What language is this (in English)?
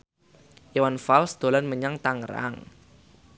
Javanese